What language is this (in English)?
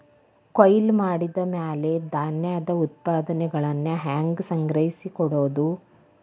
Kannada